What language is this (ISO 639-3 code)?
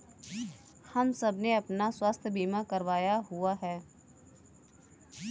hin